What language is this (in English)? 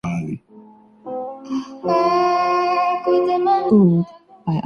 Urdu